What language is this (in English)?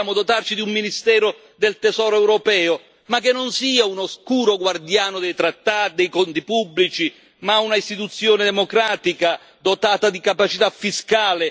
Italian